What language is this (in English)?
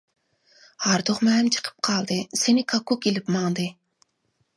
Uyghur